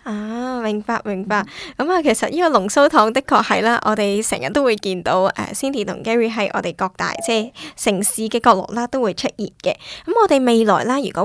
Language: Chinese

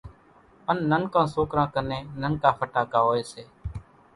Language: Kachi Koli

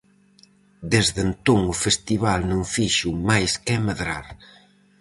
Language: Galician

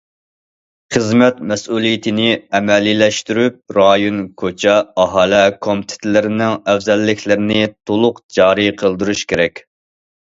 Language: Uyghur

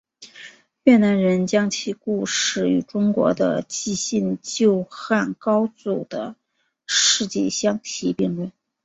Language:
Chinese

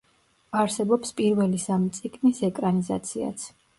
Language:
Georgian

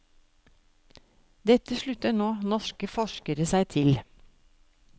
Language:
Norwegian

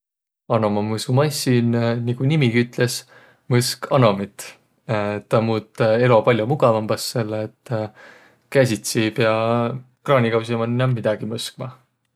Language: Võro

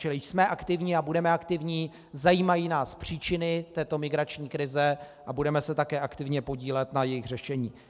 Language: Czech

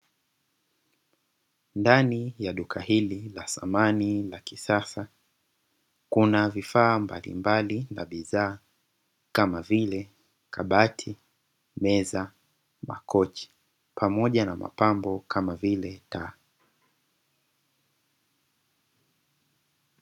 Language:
Swahili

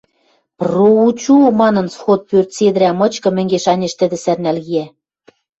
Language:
Western Mari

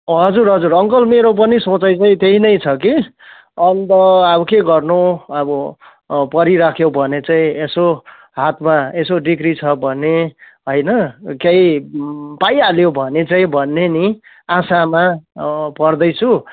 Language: Nepali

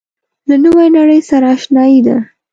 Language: Pashto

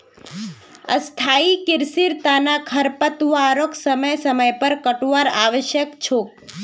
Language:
Magahi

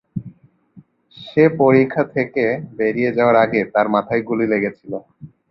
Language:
Bangla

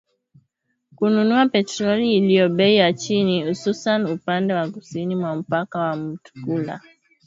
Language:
Swahili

